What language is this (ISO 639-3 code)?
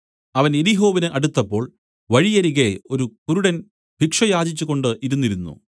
mal